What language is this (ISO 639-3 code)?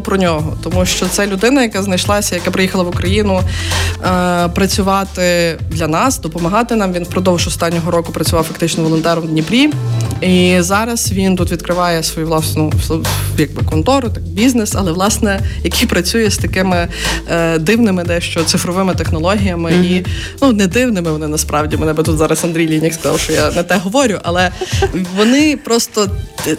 ukr